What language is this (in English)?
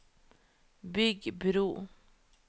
Norwegian